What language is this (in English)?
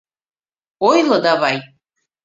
Mari